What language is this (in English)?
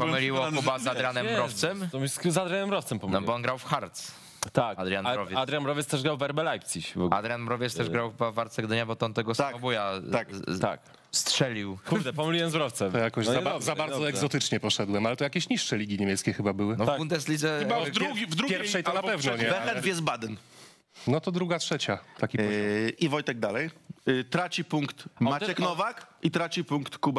Polish